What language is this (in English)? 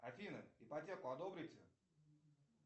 Russian